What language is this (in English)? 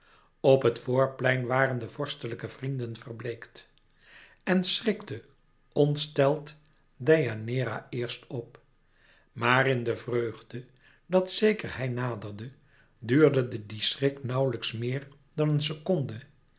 Dutch